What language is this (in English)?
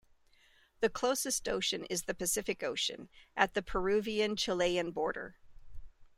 English